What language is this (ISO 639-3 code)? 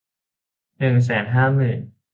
tha